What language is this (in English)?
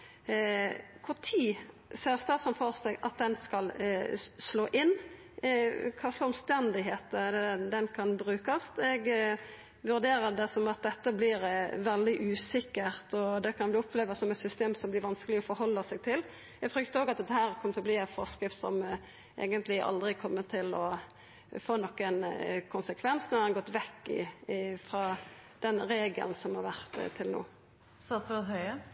Norwegian